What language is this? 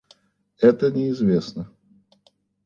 Russian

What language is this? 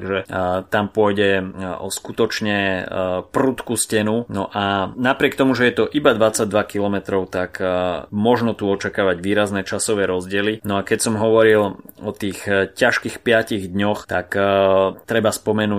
Slovak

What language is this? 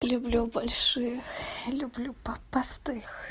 Russian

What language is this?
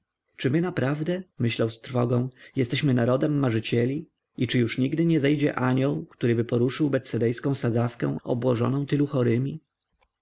Polish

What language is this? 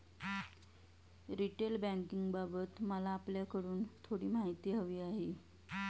Marathi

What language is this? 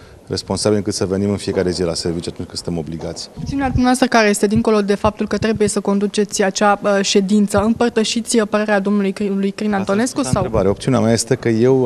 Romanian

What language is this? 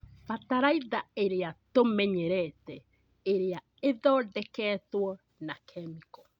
Kikuyu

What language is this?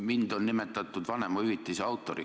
Estonian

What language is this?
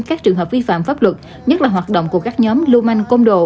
Vietnamese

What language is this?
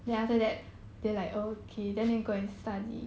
English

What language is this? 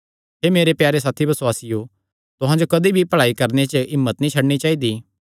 Kangri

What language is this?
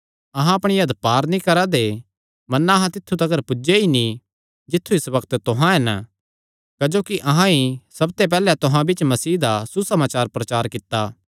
Kangri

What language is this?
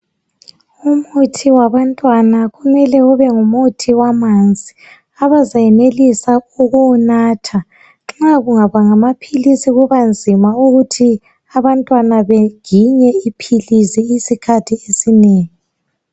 North Ndebele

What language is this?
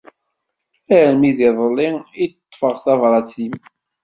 Kabyle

